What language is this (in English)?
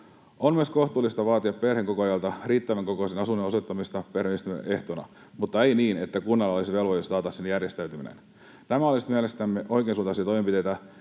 Finnish